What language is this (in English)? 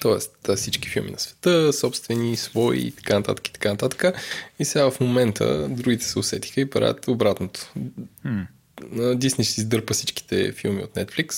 Bulgarian